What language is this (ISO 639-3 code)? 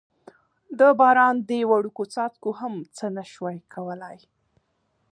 pus